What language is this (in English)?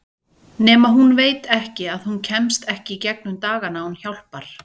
Icelandic